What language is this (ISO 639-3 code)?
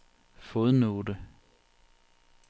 dan